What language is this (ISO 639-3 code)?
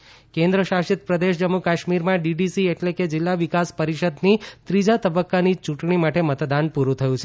guj